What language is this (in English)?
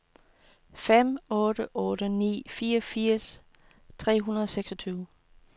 Danish